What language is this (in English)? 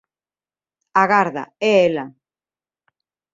Galician